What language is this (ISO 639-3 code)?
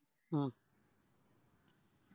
mal